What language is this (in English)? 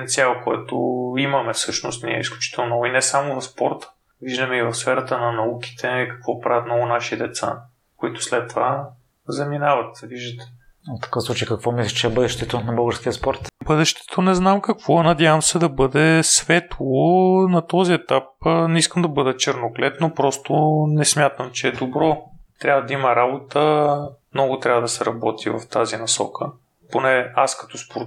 Bulgarian